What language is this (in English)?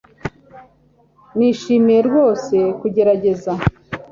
Kinyarwanda